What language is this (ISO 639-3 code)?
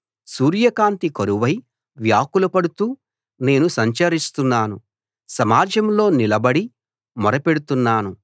tel